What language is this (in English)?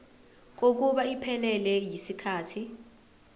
Zulu